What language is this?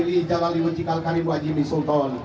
Indonesian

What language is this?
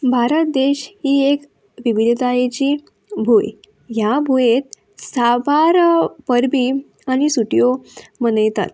Konkani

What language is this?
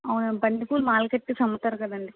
Telugu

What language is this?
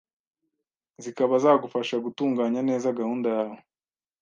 Kinyarwanda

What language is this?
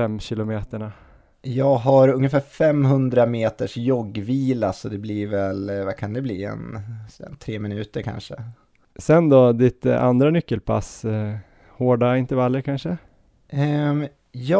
Swedish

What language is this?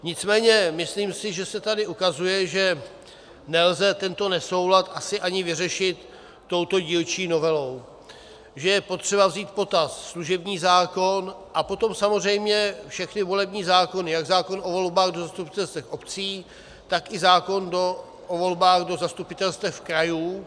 Czech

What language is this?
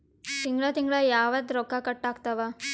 Kannada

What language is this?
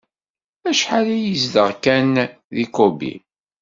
Kabyle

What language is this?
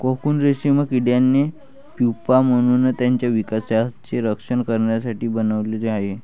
Marathi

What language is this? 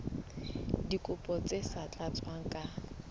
Southern Sotho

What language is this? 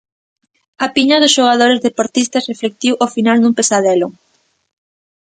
Galician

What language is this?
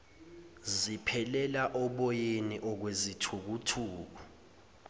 Zulu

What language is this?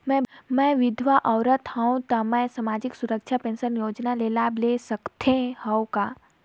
Chhattisgarhi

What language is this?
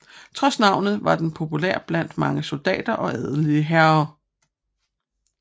Danish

